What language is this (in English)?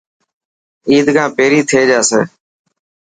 Dhatki